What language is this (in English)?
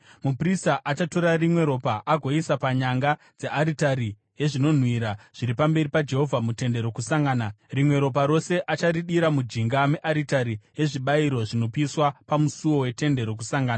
Shona